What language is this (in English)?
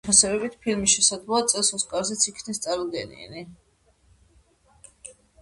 Georgian